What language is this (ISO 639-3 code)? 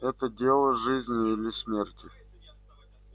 rus